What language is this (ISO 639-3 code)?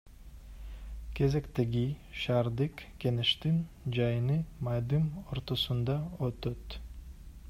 kir